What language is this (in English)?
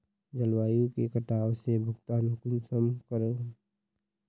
Magahi